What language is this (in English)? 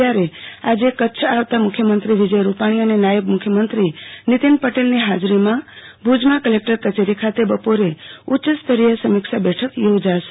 Gujarati